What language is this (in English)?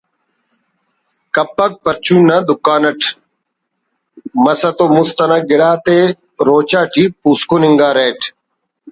Brahui